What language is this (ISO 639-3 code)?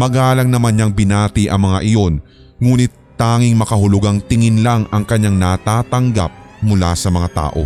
fil